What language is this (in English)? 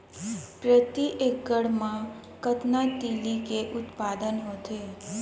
Chhattisgarhi